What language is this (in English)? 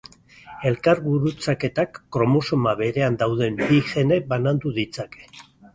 Basque